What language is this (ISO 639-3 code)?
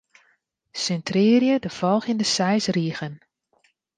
fry